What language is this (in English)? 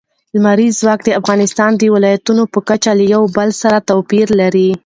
Pashto